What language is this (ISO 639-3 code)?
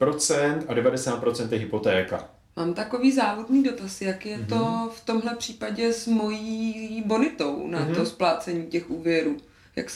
ces